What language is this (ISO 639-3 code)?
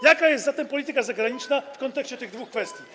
pol